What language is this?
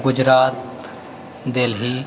Maithili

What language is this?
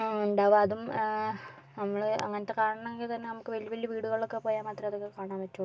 Malayalam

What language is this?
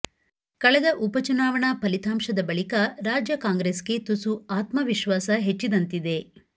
Kannada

